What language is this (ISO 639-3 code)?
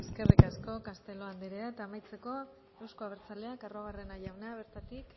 eus